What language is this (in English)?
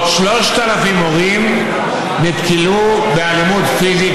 Hebrew